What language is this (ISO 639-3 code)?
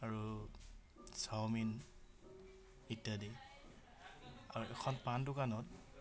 asm